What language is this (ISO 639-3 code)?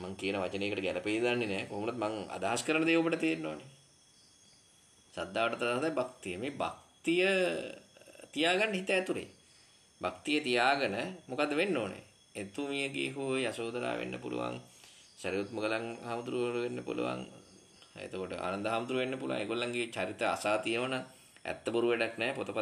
ind